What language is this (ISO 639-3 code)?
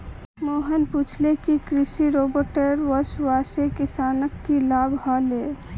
mag